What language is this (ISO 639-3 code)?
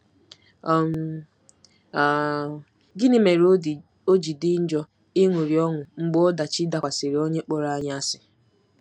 ibo